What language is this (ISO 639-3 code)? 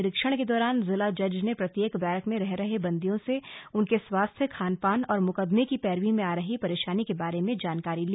hin